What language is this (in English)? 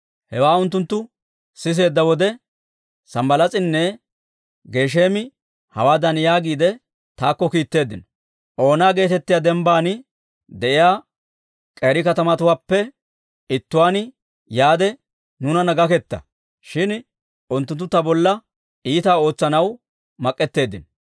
Dawro